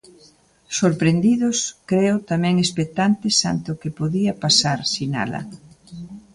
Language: Galician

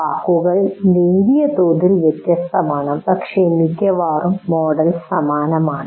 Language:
Malayalam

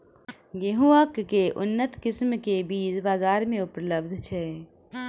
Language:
Maithili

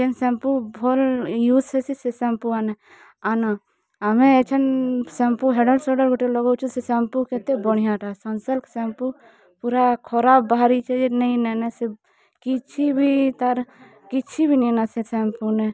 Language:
Odia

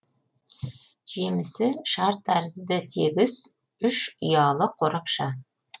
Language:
Kazakh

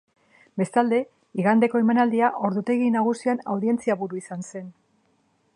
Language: Basque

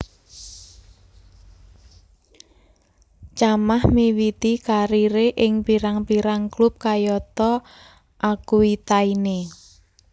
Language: Javanese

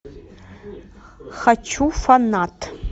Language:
Russian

